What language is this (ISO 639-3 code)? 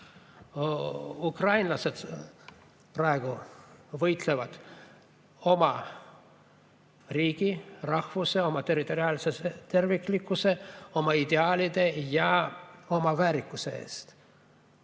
est